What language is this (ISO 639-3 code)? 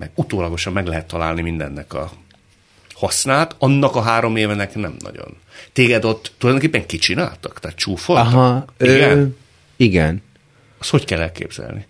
hun